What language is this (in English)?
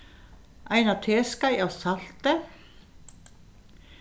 Faroese